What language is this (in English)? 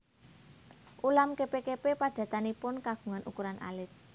Javanese